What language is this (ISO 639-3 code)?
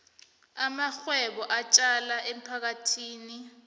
nbl